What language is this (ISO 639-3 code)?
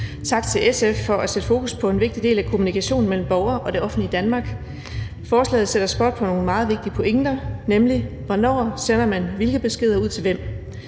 dan